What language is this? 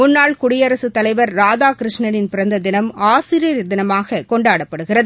Tamil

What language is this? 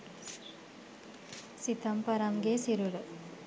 Sinhala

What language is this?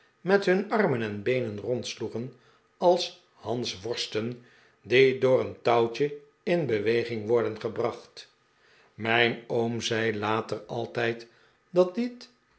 Dutch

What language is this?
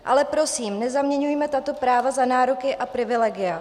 Czech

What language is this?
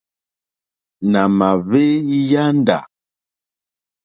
Mokpwe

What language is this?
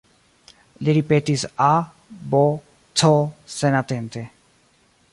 Esperanto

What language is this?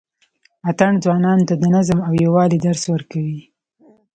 Pashto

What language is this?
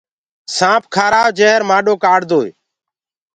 Gurgula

